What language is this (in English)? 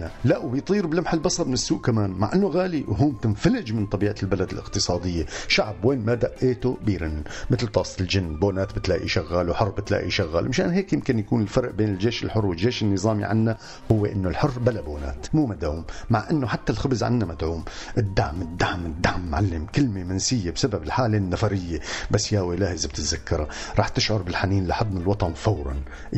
Arabic